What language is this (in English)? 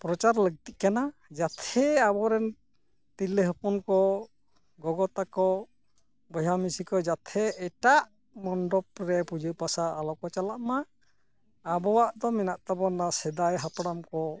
Santali